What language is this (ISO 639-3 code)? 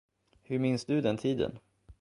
swe